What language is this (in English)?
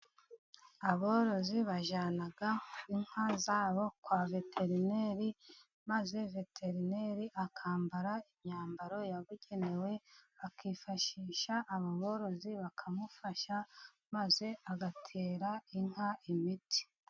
Kinyarwanda